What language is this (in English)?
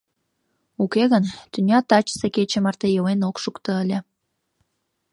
Mari